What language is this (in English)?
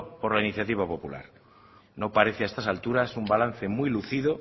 Spanish